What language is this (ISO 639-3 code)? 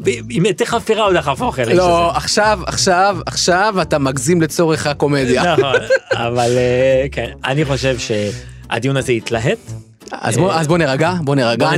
heb